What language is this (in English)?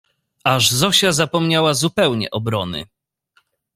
Polish